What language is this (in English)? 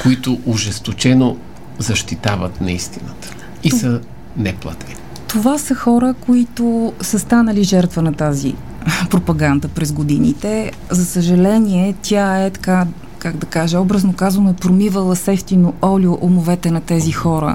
Bulgarian